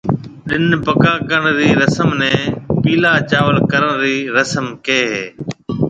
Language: Marwari (Pakistan)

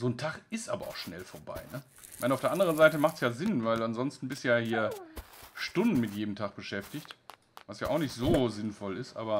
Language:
German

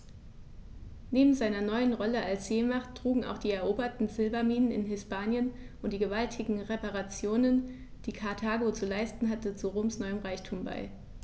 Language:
German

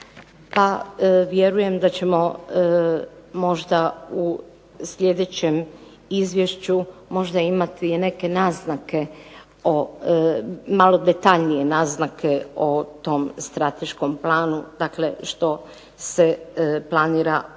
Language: Croatian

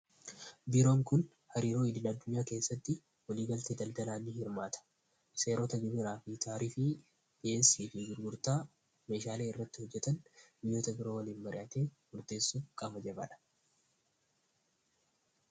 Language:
Oromo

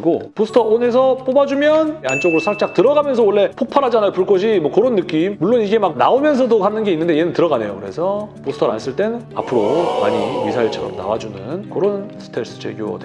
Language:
Korean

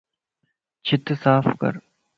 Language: Lasi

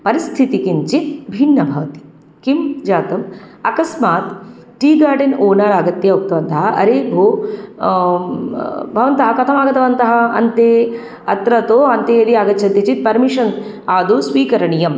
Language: Sanskrit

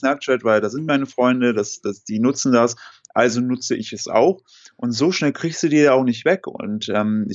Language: German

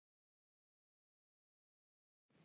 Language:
Icelandic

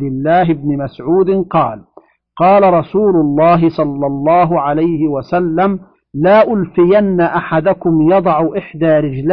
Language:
Arabic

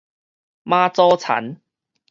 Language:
Min Nan Chinese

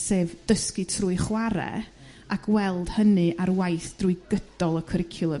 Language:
Welsh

